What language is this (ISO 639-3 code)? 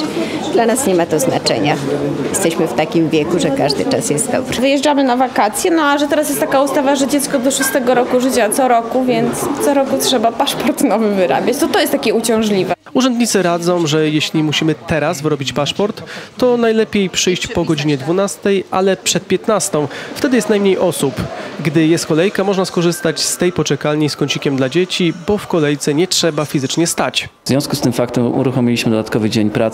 pol